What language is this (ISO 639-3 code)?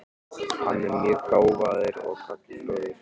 isl